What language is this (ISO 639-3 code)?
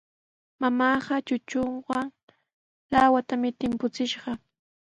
qws